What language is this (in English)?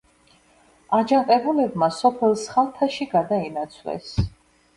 Georgian